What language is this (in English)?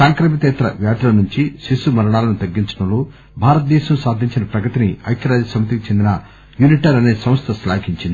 Telugu